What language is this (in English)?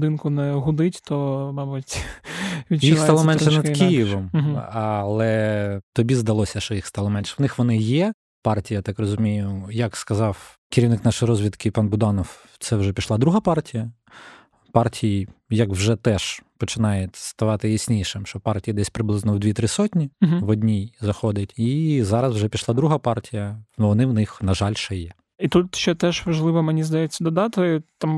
Ukrainian